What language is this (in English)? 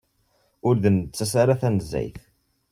Kabyle